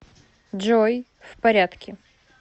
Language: Russian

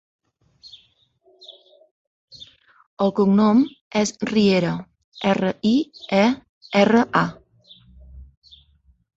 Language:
Catalan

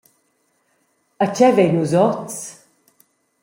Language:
Romansh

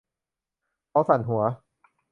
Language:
Thai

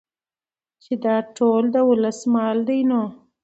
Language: Pashto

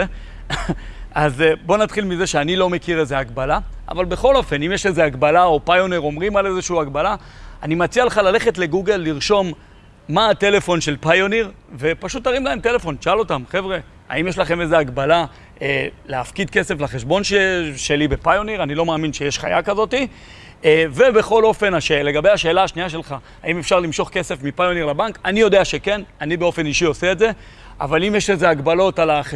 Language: Hebrew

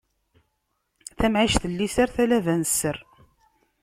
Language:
Kabyle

